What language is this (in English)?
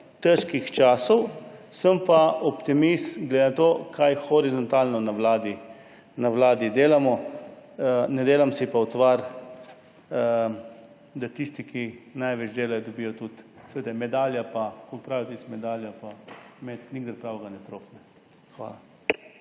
Slovenian